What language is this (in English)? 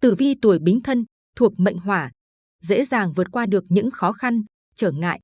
Vietnamese